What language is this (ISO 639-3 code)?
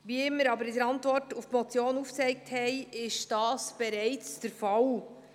gsw